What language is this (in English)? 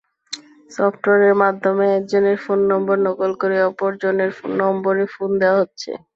Bangla